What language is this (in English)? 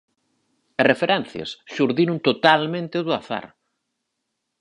Galician